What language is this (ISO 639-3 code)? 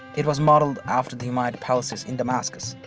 eng